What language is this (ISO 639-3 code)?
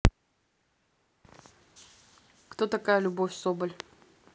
rus